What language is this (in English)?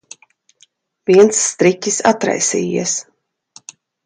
Latvian